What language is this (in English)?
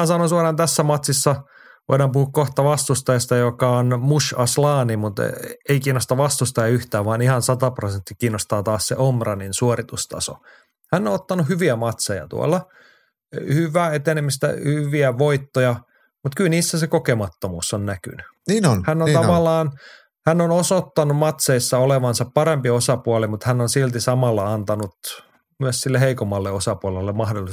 Finnish